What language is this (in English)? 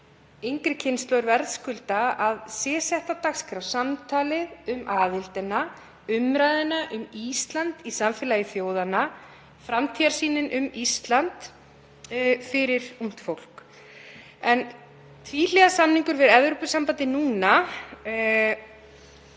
Icelandic